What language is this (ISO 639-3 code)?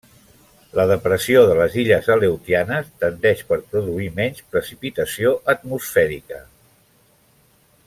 cat